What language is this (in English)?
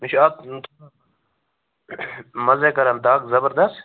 Kashmiri